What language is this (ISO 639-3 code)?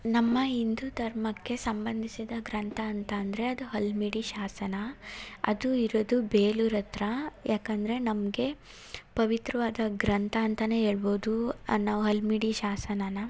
kan